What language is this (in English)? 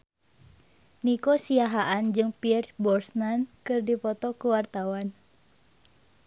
Sundanese